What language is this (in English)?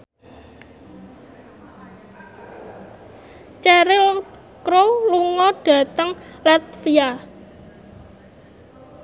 Javanese